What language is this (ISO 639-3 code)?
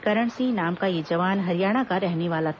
hin